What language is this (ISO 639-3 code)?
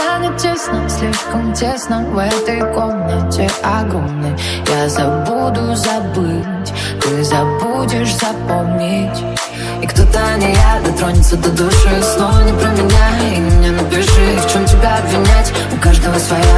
vie